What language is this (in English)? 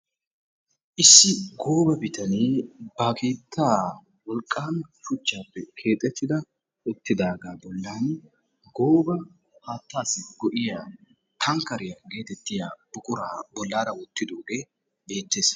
Wolaytta